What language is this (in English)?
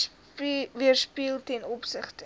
Afrikaans